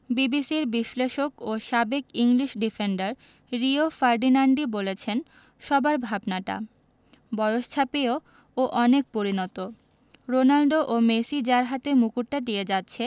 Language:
Bangla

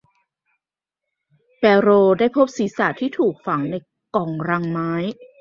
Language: Thai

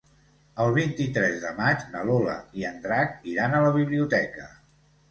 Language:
Catalan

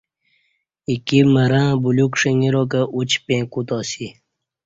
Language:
Kati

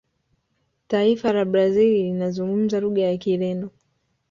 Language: Swahili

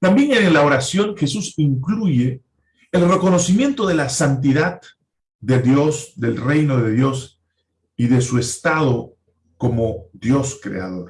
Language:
Spanish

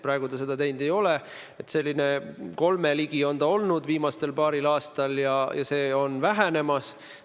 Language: Estonian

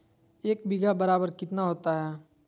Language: Magahi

